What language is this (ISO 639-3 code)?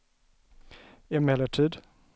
swe